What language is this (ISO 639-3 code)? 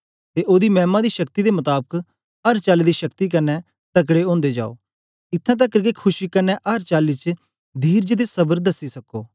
doi